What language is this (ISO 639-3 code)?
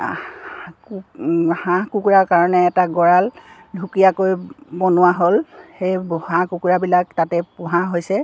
asm